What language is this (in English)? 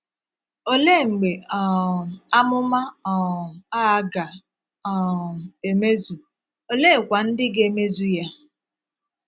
Igbo